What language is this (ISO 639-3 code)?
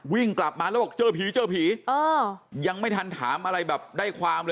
tha